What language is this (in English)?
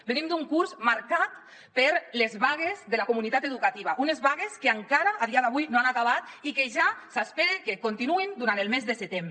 Catalan